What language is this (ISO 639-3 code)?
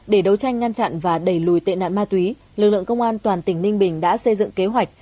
vie